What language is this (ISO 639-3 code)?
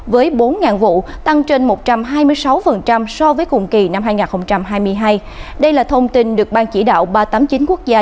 vie